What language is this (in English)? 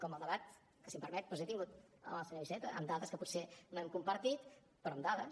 Catalan